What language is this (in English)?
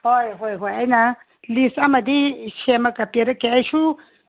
Manipuri